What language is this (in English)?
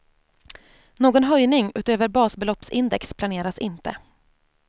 Swedish